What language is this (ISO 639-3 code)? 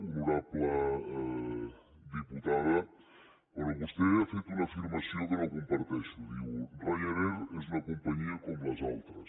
cat